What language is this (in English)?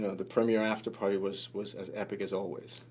English